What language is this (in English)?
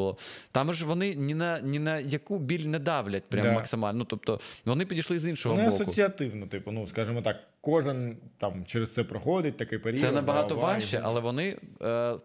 Ukrainian